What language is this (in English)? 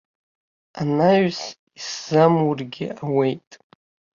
Abkhazian